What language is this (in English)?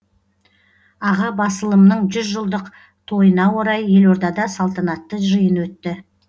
Kazakh